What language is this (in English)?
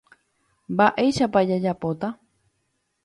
Guarani